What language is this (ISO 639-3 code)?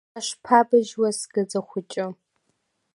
abk